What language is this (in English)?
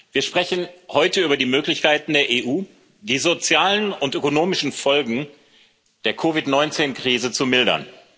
German